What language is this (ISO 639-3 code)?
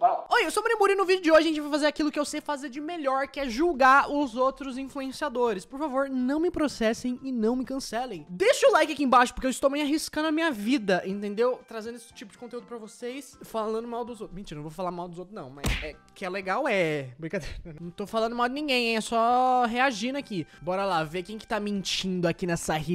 por